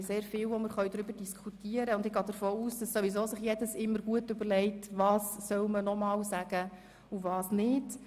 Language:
Swiss German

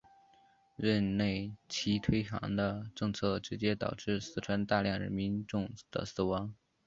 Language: Chinese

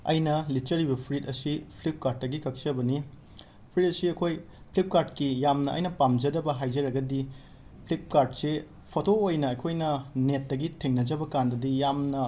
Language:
Manipuri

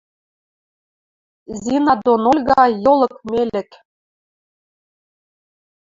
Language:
Western Mari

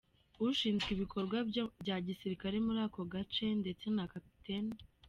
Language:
Kinyarwanda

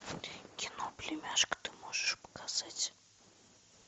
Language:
Russian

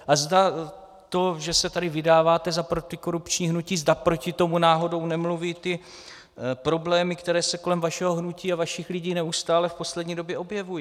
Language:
Czech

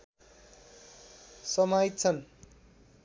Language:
Nepali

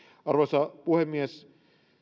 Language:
Finnish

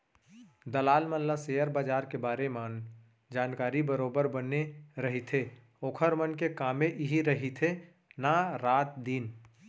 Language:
Chhattisgarhi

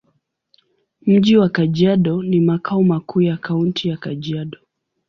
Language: Swahili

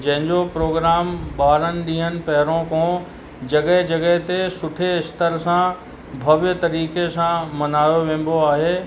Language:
Sindhi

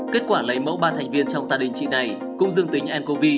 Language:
Vietnamese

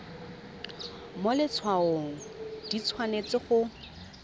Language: Tswana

